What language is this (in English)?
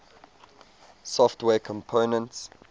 English